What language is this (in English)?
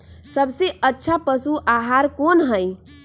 Magahi